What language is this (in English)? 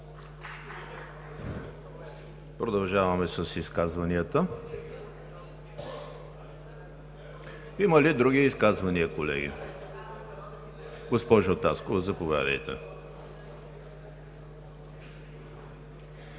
Bulgarian